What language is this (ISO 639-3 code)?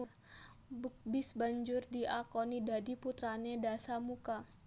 jav